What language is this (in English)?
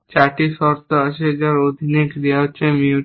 Bangla